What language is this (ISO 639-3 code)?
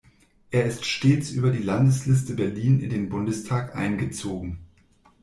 deu